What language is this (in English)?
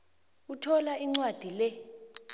South Ndebele